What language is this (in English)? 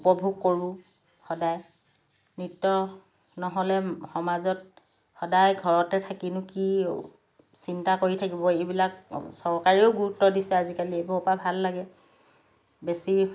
Assamese